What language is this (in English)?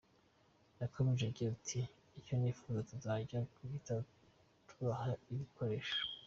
Kinyarwanda